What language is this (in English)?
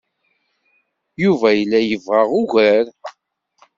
Kabyle